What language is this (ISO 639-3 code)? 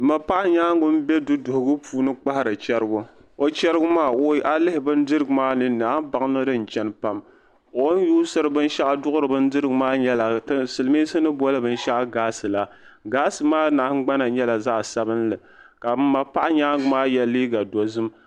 dag